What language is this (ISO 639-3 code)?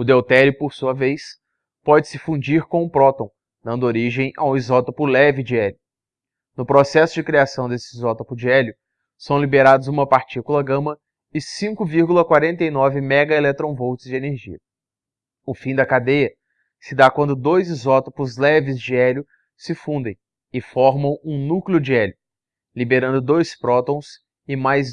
por